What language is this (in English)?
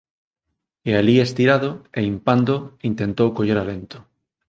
Galician